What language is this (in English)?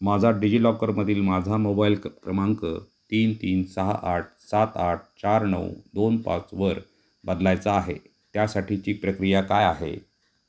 Marathi